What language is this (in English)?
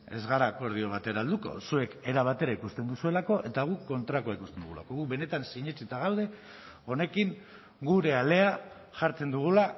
Basque